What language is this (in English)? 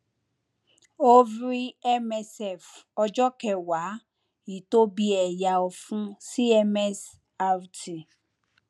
Yoruba